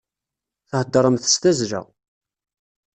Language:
Kabyle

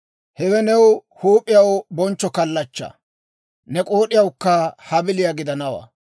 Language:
Dawro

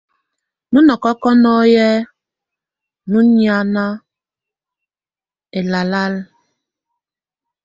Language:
Tunen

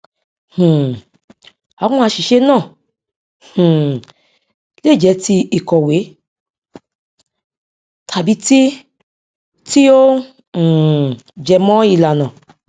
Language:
Yoruba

